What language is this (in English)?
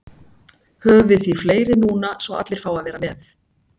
Icelandic